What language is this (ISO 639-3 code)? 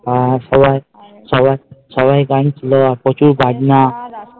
ben